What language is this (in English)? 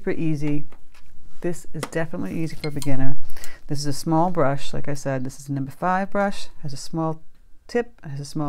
English